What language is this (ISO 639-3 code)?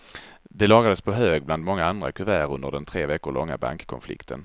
swe